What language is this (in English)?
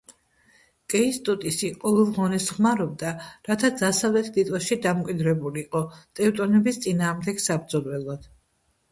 Georgian